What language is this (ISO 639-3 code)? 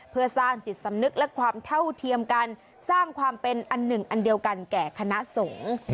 tha